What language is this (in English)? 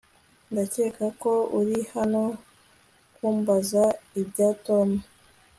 Kinyarwanda